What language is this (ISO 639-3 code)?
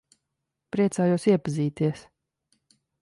lav